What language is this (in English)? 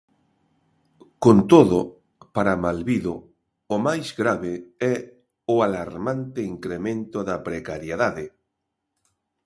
Galician